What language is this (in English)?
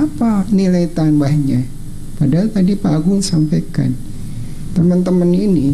Indonesian